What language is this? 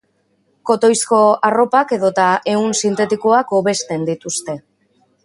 Basque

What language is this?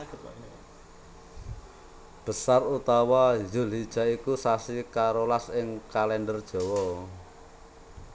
Javanese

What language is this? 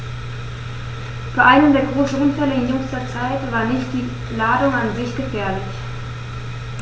German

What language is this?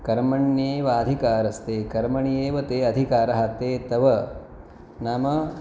Sanskrit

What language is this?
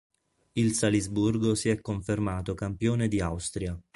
Italian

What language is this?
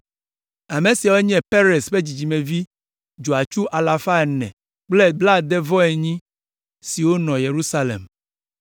Ewe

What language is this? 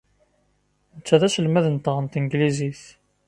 Kabyle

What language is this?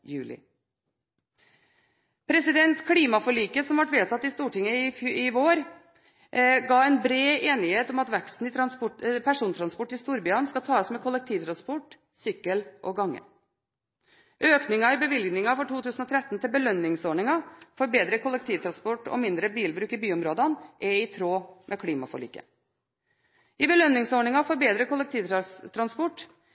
Norwegian Bokmål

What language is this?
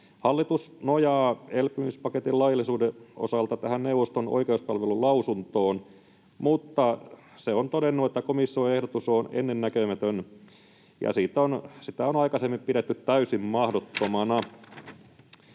Finnish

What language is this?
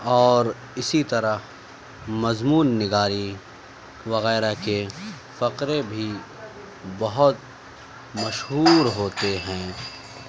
Urdu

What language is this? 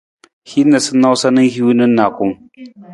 Nawdm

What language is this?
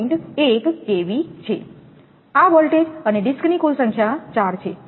Gujarati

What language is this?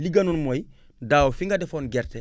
Wolof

